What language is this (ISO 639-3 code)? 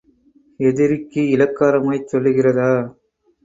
tam